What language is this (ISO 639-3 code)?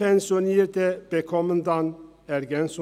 gsw